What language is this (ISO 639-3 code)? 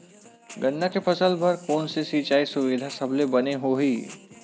hne